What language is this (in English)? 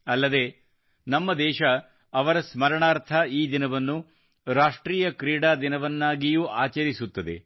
Kannada